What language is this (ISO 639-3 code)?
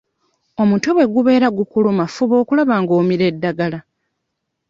lug